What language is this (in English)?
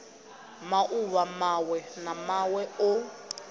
Venda